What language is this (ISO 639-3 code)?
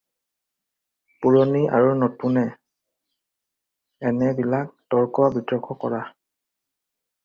asm